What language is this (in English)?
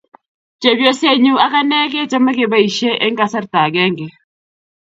Kalenjin